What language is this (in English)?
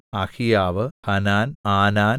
Malayalam